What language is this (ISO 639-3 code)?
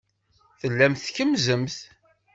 kab